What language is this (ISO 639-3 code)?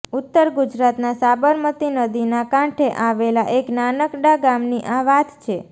guj